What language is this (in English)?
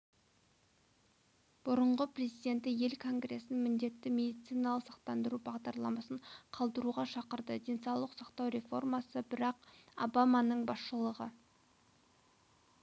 Kazakh